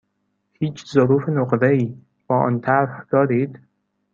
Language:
Persian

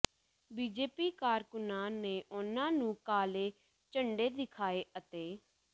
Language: Punjabi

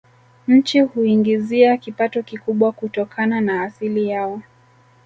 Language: Swahili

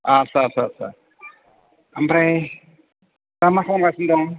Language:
Bodo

